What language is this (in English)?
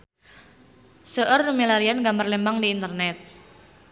Sundanese